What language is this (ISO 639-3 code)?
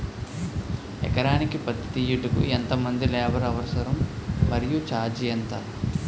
tel